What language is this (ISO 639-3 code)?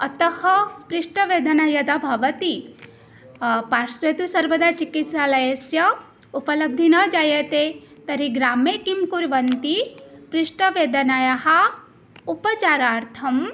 san